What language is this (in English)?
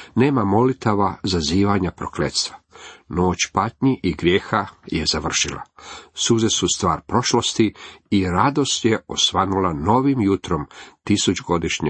Croatian